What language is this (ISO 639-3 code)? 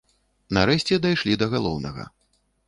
bel